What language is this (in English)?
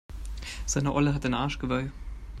German